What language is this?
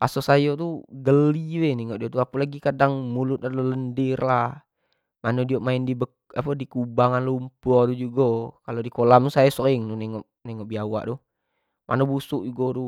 Jambi Malay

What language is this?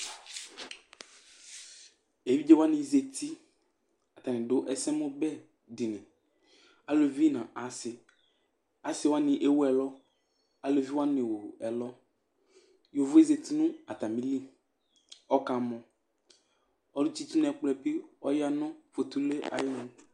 Ikposo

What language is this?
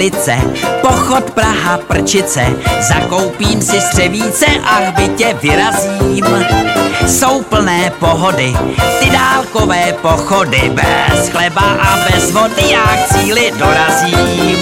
Slovak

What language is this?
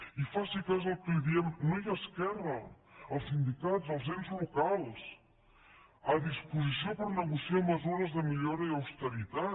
Catalan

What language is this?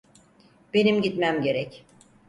Turkish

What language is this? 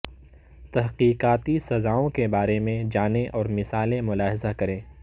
Urdu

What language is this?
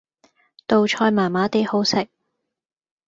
Cantonese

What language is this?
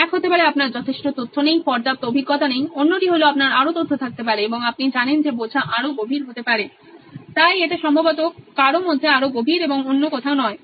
Bangla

